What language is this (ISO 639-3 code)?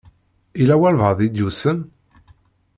kab